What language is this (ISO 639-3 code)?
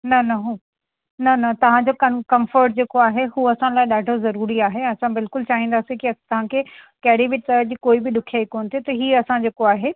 snd